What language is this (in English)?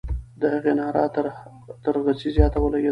Pashto